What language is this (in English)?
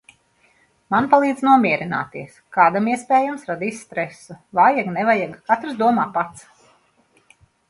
Latvian